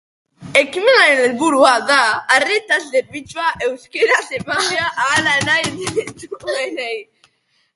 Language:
Basque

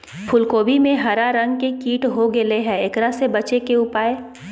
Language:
Magahi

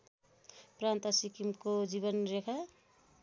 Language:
Nepali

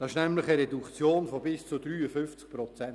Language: Swiss German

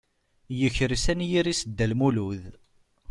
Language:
Kabyle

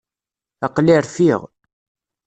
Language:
Kabyle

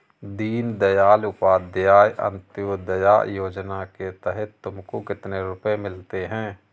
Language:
Hindi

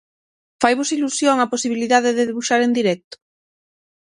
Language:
Galician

